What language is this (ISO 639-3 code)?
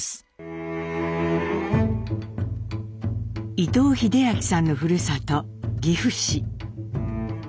jpn